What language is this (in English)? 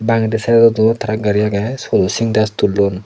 Chakma